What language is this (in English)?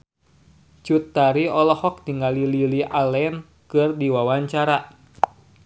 Sundanese